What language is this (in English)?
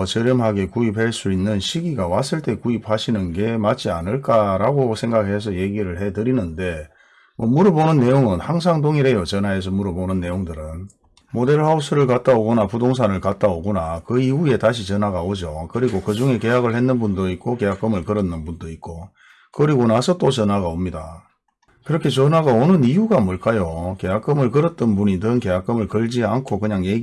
Korean